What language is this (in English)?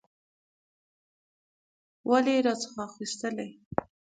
Pashto